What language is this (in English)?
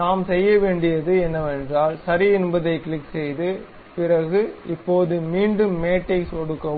Tamil